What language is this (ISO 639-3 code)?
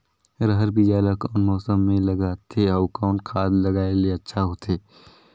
hne